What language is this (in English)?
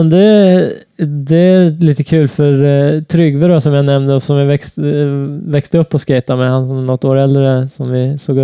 Swedish